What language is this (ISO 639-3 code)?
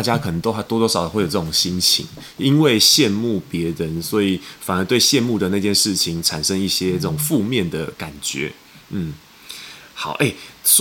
zho